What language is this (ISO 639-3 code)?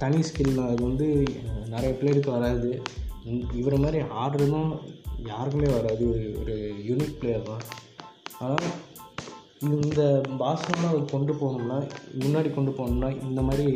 tam